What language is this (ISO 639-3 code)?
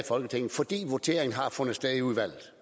dan